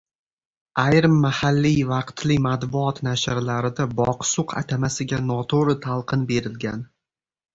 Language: Uzbek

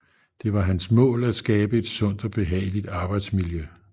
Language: Danish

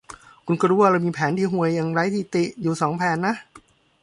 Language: Thai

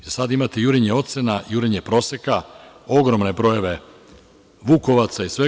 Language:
Serbian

